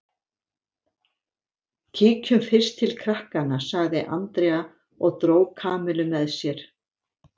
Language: Icelandic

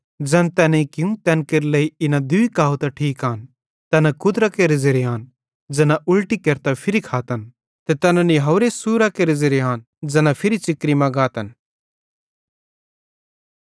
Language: Bhadrawahi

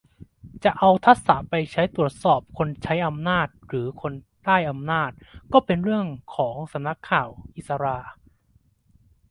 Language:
Thai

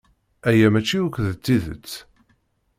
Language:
Kabyle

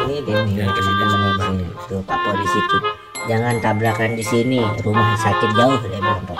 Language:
Indonesian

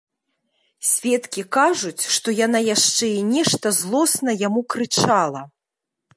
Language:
Belarusian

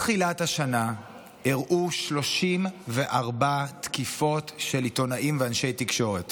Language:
Hebrew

